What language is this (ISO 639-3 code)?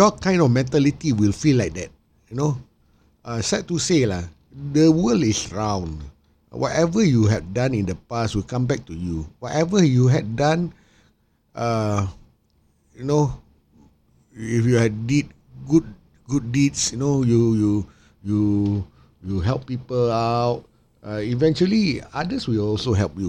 msa